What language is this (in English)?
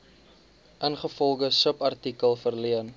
Afrikaans